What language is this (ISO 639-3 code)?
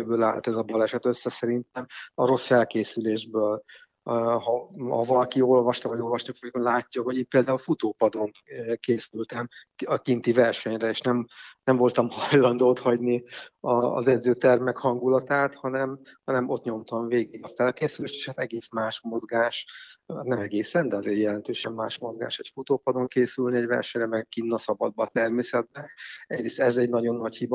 hun